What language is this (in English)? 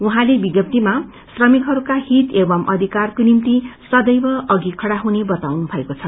Nepali